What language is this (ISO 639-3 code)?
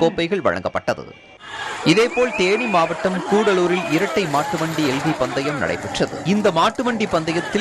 jpn